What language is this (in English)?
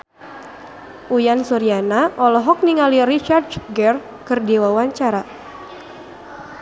Sundanese